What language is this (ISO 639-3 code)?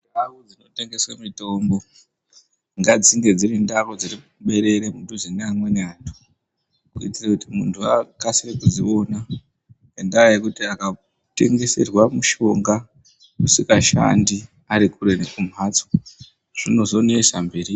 ndc